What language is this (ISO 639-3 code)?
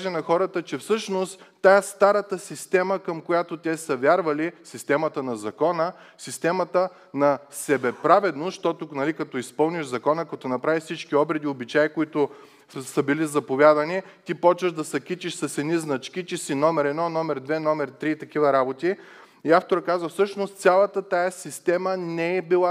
bul